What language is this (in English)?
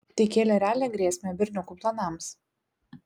Lithuanian